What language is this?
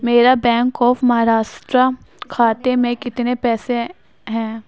Urdu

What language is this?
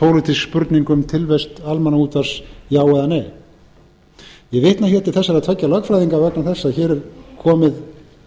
Icelandic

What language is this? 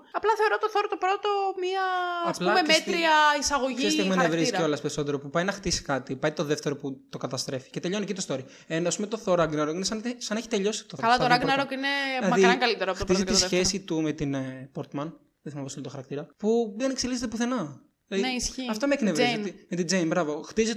Greek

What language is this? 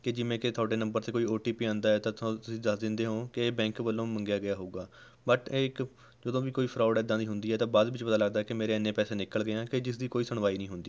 Punjabi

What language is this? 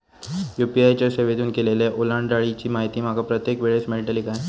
Marathi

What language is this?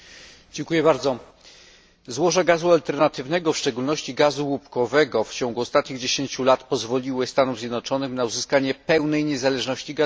Polish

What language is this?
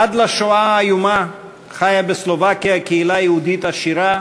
Hebrew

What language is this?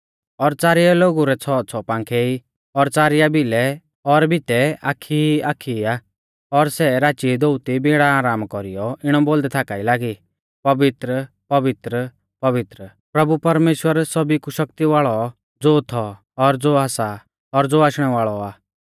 Mahasu Pahari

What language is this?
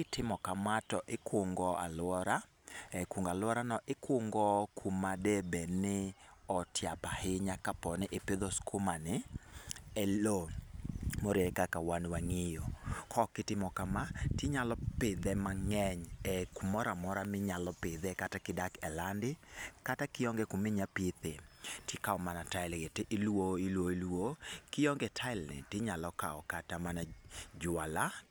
Luo (Kenya and Tanzania)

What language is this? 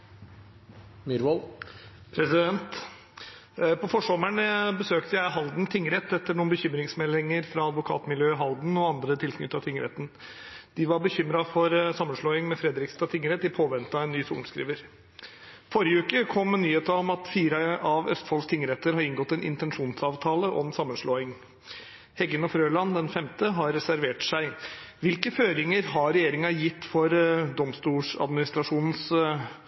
Norwegian Bokmål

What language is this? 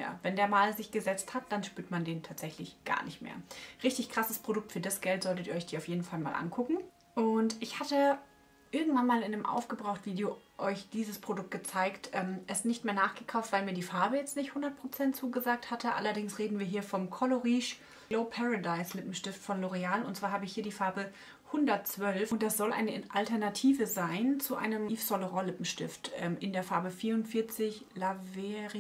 German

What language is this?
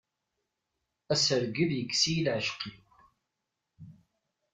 Kabyle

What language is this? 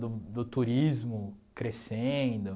Portuguese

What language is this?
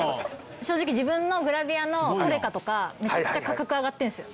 Japanese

